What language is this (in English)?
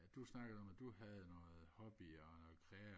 Danish